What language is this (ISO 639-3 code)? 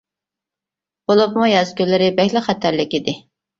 uig